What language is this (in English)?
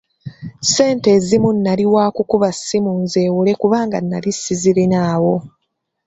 Ganda